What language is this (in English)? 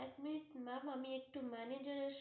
Bangla